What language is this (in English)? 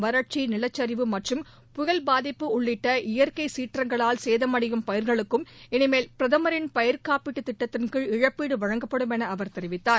Tamil